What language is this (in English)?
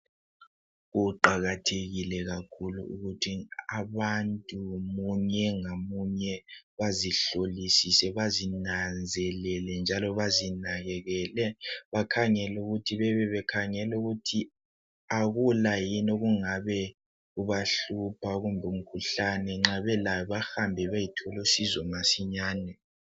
North Ndebele